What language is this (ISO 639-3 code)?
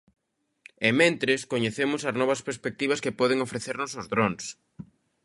glg